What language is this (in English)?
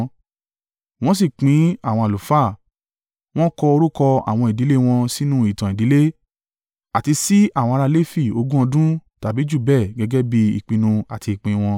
Yoruba